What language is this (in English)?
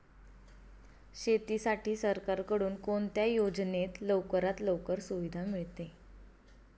Marathi